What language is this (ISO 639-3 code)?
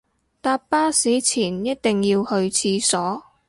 yue